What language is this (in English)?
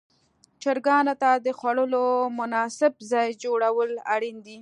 Pashto